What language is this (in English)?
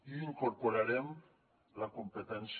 Catalan